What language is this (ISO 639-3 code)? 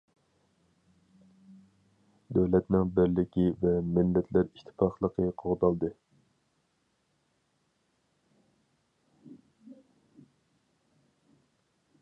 uig